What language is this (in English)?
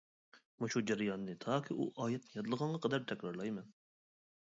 Uyghur